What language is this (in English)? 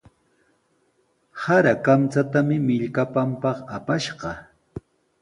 Sihuas Ancash Quechua